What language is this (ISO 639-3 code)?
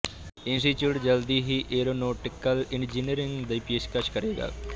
pan